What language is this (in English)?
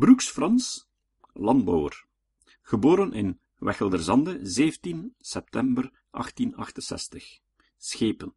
Dutch